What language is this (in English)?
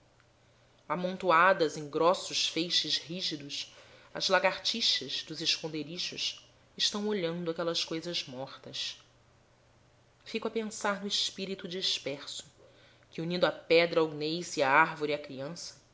Portuguese